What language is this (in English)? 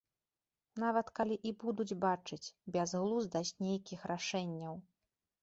Belarusian